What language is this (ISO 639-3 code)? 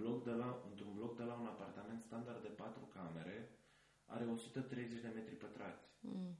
ron